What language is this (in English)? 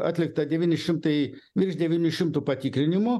Lithuanian